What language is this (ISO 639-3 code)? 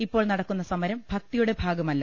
mal